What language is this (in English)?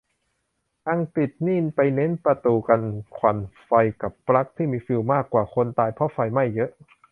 Thai